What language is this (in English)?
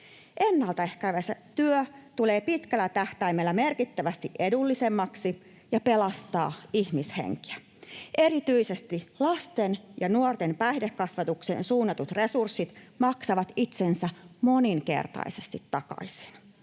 Finnish